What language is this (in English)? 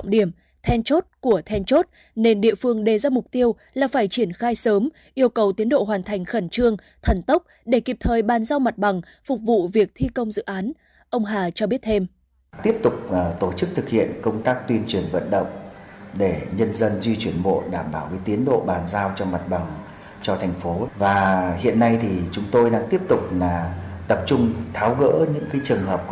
Vietnamese